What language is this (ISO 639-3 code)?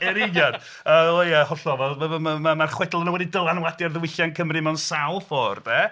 cym